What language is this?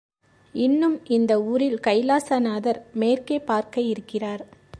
Tamil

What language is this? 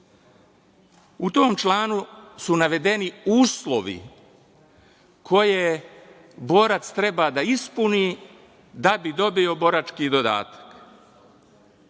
Serbian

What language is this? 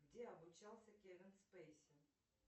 Russian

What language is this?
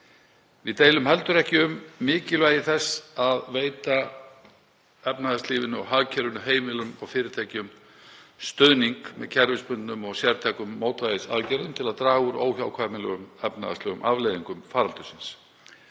Icelandic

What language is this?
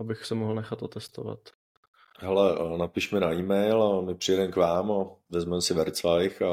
Czech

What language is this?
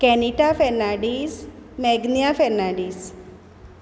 Konkani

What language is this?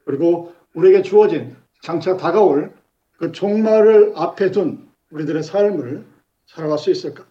Korean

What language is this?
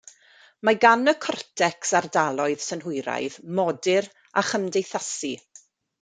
Welsh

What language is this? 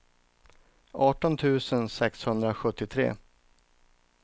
Swedish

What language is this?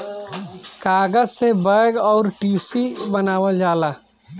Bhojpuri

